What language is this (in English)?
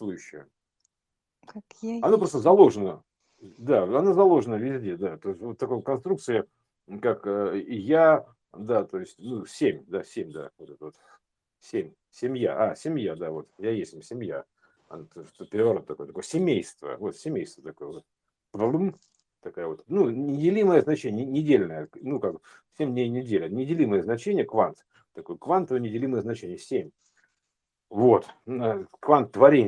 Russian